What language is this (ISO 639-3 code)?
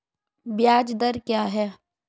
hin